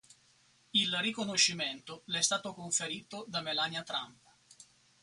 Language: Italian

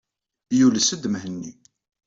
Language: Kabyle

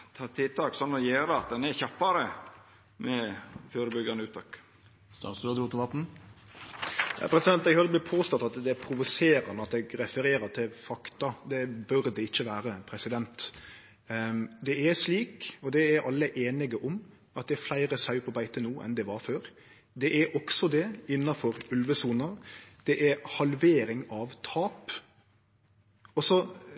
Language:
Norwegian Nynorsk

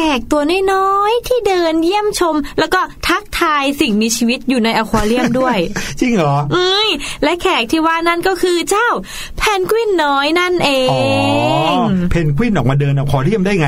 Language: Thai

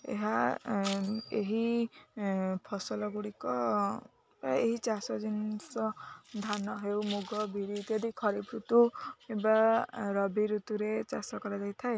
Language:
Odia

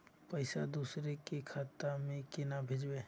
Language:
Magahi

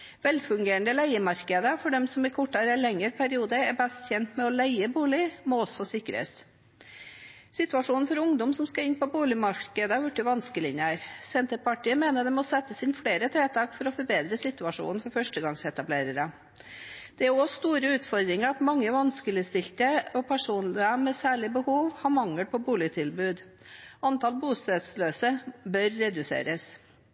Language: Norwegian Bokmål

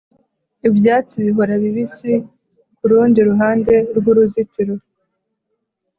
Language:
Kinyarwanda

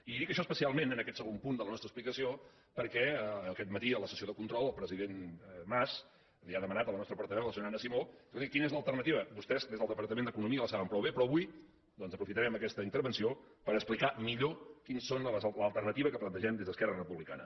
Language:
Catalan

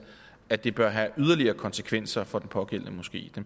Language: Danish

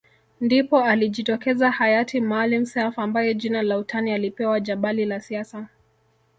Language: Swahili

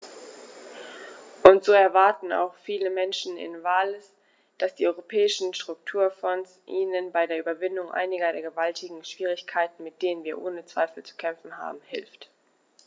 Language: German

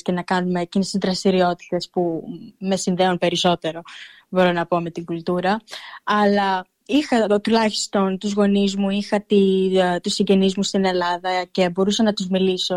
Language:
Greek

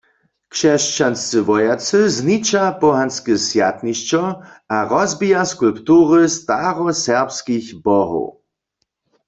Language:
Upper Sorbian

